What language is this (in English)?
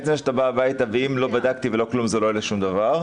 Hebrew